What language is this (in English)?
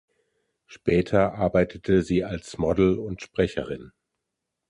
German